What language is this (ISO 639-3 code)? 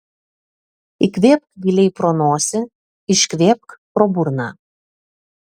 lit